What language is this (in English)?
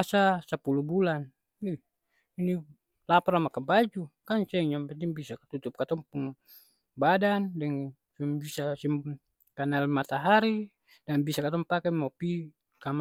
Ambonese Malay